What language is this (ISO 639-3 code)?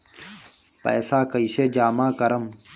bho